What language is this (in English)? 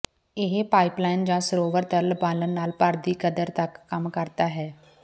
Punjabi